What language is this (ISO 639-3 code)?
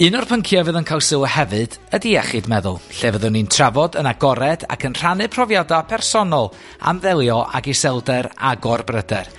cym